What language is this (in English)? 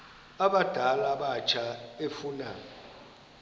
Xhosa